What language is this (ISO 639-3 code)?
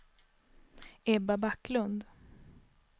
swe